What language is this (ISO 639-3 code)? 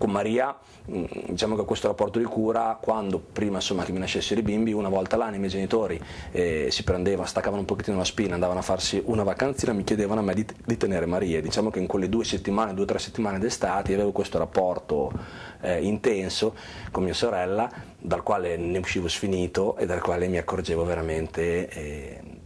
ita